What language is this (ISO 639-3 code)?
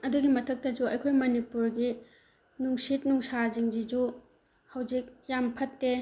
mni